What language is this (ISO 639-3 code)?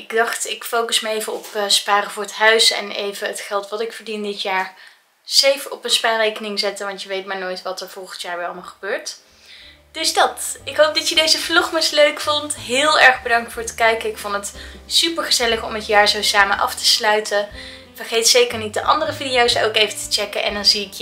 nld